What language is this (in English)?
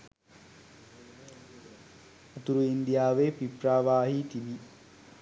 Sinhala